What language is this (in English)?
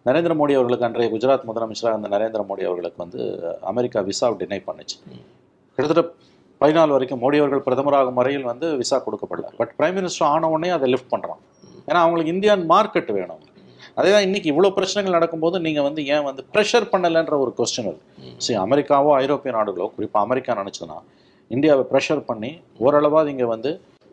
Tamil